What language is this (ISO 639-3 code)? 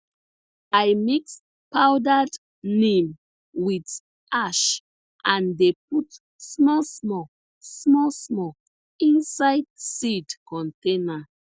pcm